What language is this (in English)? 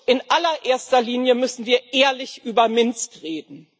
German